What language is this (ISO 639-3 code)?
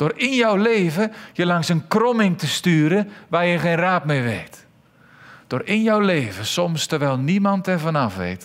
nld